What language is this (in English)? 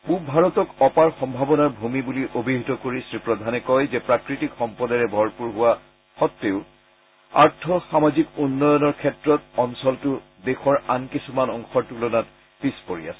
Assamese